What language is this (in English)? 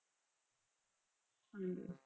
Punjabi